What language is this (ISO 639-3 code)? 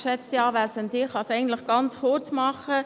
gsw